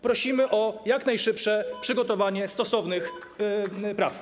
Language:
Polish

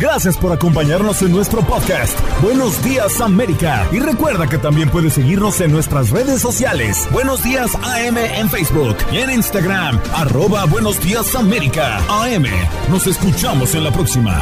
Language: Spanish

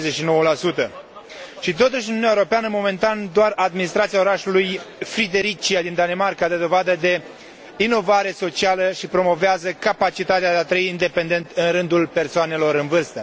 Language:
Romanian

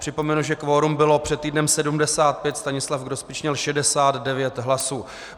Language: Czech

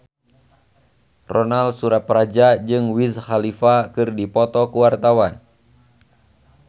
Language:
Sundanese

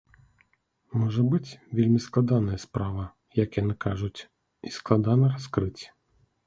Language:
Belarusian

